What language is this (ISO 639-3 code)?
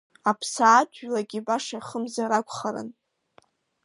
abk